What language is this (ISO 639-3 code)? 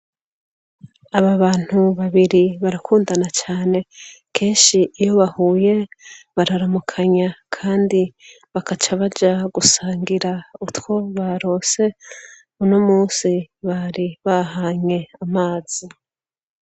run